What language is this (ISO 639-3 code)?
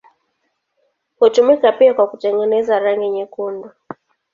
swa